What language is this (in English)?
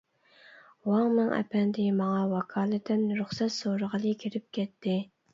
Uyghur